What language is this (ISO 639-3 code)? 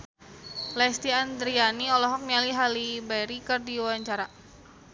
sun